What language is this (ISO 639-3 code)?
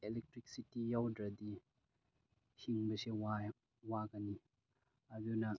mni